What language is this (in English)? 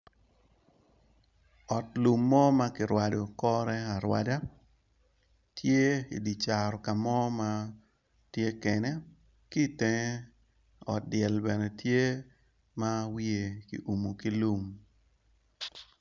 Acoli